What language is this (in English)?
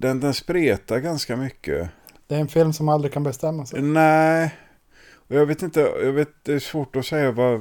Swedish